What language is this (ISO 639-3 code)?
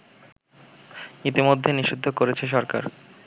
ben